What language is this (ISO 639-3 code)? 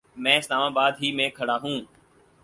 urd